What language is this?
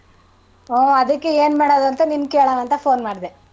Kannada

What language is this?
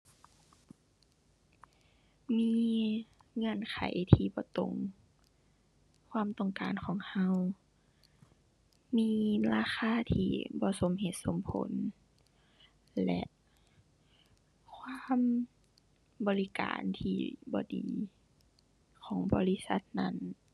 Thai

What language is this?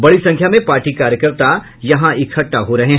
Hindi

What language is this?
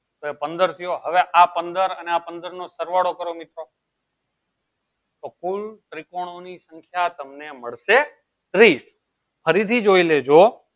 Gujarati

